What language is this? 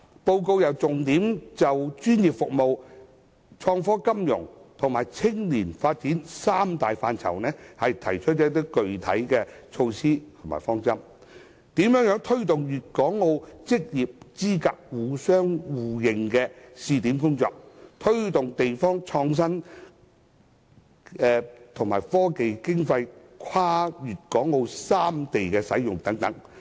Cantonese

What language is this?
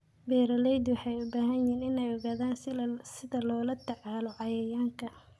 Somali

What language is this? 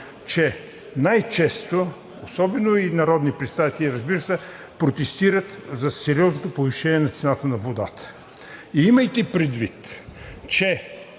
Bulgarian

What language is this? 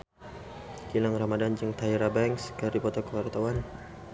Sundanese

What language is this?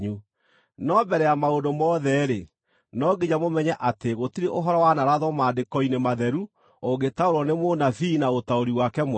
Kikuyu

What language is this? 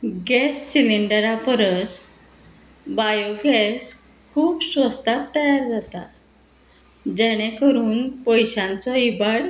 Konkani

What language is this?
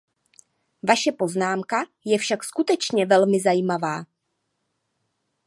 Czech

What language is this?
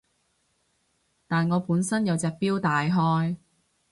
Cantonese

